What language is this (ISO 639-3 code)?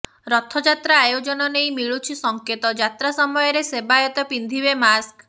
ori